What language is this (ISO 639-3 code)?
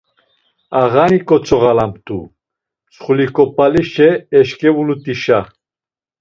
lzz